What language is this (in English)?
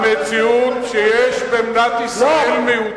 Hebrew